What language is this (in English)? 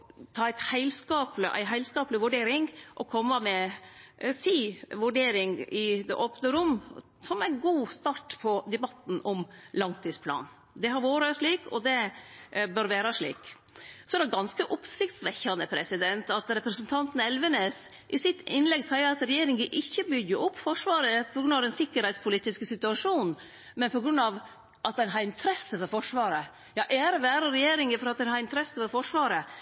Norwegian Nynorsk